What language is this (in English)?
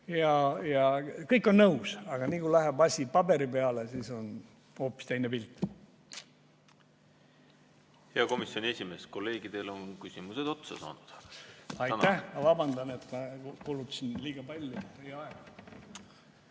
Estonian